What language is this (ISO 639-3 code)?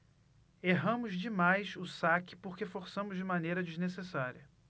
por